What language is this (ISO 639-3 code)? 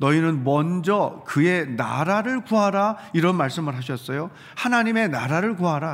kor